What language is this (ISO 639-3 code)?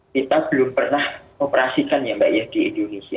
ind